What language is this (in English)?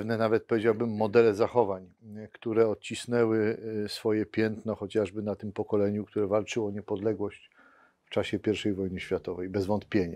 Polish